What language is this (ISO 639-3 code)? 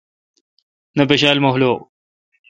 xka